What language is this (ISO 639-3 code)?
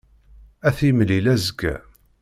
kab